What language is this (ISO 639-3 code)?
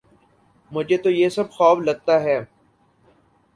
urd